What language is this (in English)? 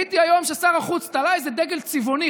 Hebrew